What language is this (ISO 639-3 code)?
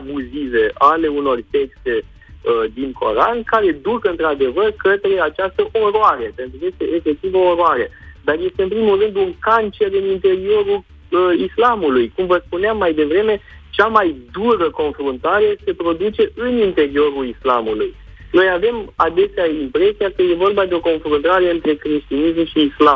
ron